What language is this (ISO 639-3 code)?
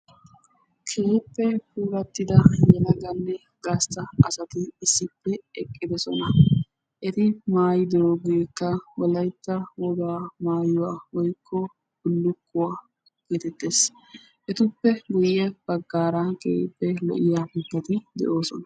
wal